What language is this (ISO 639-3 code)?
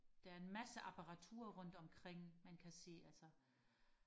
dan